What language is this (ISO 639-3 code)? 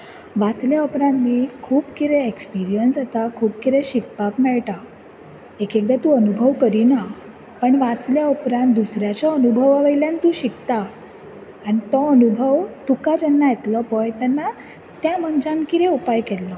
kok